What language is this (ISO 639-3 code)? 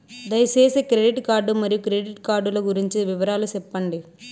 tel